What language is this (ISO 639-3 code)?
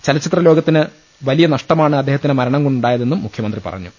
mal